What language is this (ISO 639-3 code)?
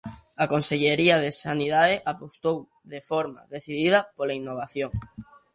glg